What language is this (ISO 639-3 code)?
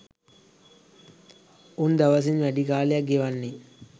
sin